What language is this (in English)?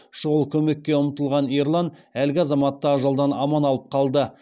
Kazakh